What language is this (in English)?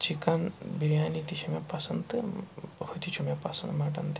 Kashmiri